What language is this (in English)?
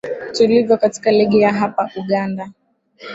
Swahili